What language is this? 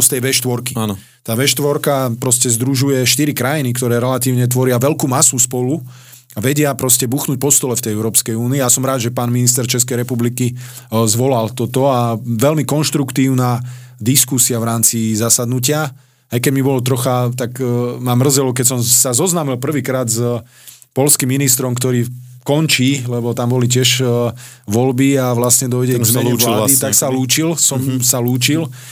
Slovak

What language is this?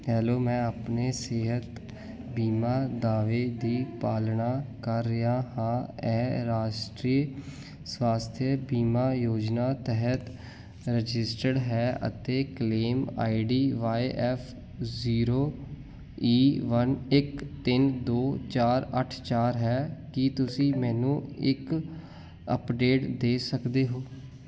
Punjabi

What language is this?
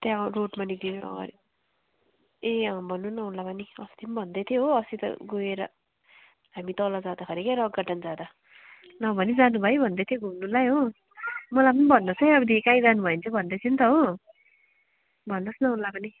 Nepali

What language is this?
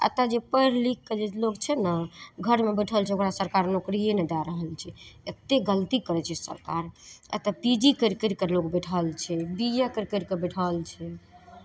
Maithili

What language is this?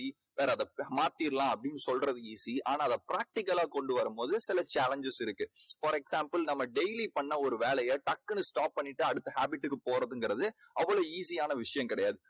Tamil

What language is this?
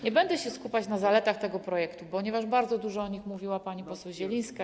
Polish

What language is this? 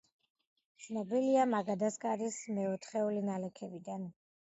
Georgian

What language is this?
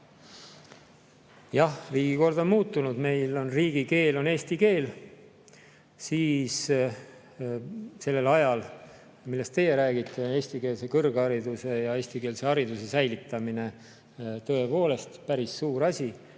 Estonian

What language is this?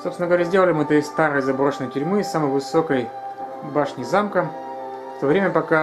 Russian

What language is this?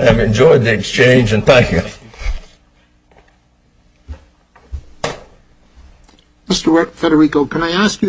English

